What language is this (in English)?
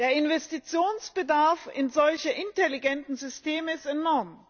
German